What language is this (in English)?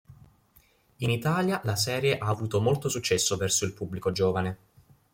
Italian